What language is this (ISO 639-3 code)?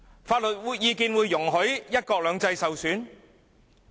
yue